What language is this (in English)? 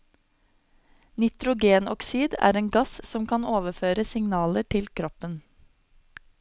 Norwegian